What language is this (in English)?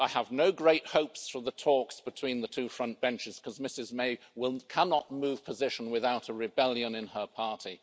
English